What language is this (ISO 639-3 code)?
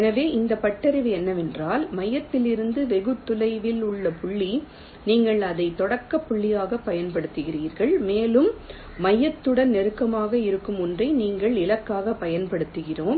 tam